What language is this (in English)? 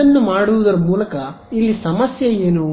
Kannada